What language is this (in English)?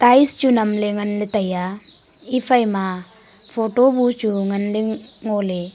Wancho Naga